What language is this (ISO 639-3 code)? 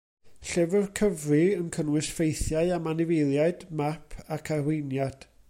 cym